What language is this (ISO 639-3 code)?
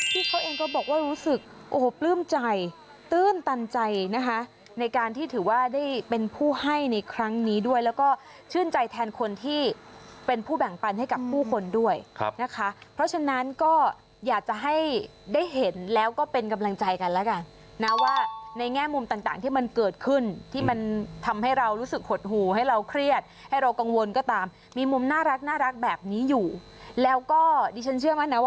tha